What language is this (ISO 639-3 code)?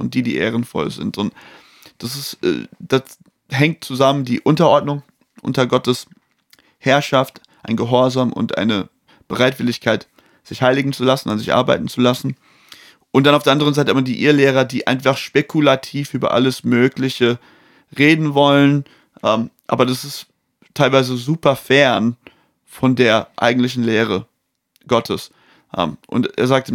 deu